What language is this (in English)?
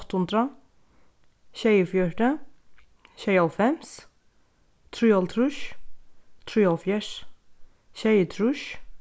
Faroese